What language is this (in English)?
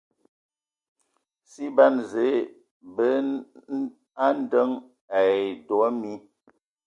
Ewondo